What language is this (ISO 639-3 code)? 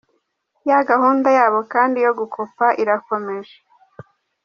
kin